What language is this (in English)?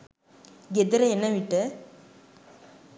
Sinhala